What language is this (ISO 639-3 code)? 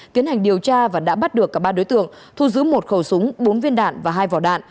vie